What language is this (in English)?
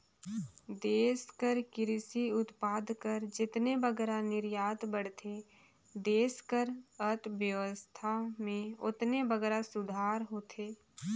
Chhattisgarhi